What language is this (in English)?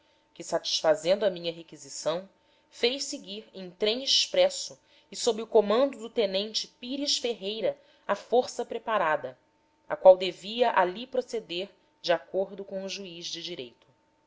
Portuguese